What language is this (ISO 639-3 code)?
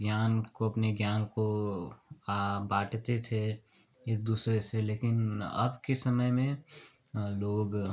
hin